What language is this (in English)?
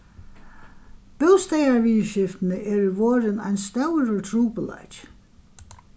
Faroese